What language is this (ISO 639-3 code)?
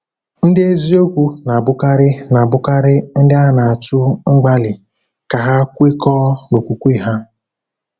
ibo